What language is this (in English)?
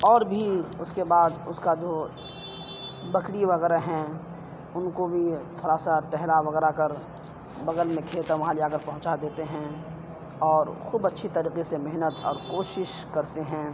Urdu